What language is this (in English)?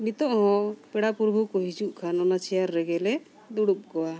Santali